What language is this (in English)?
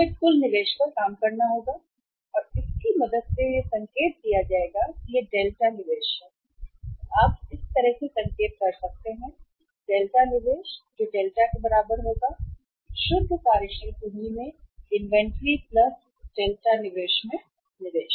Hindi